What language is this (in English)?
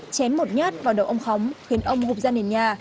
Vietnamese